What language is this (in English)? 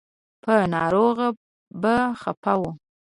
Pashto